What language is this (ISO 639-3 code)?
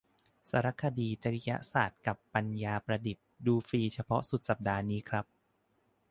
tha